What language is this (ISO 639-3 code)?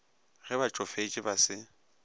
nso